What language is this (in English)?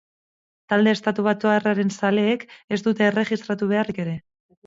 Basque